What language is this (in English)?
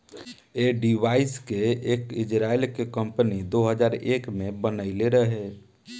Bhojpuri